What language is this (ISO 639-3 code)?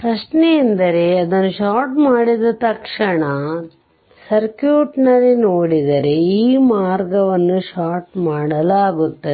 kan